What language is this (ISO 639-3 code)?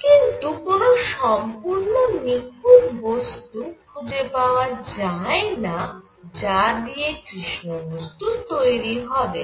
ben